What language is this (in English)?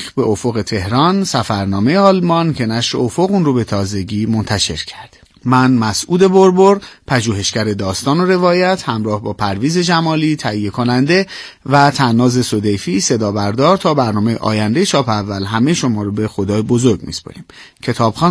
Persian